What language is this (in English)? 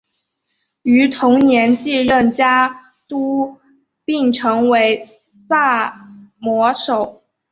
Chinese